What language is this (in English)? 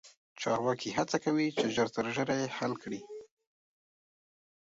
Pashto